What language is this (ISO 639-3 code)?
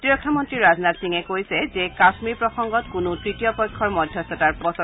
asm